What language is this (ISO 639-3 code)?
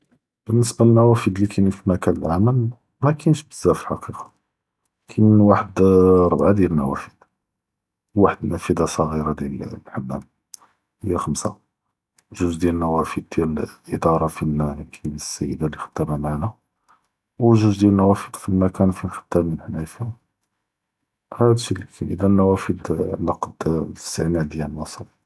jrb